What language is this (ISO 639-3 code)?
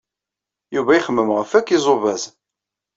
kab